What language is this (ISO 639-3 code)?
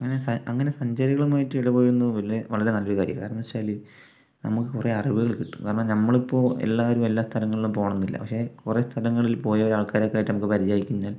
mal